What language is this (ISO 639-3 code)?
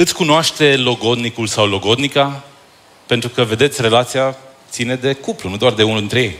ron